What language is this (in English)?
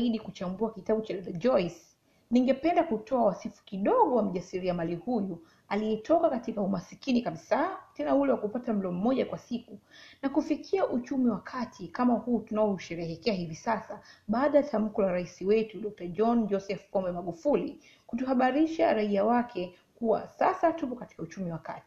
Swahili